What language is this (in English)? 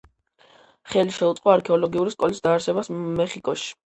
Georgian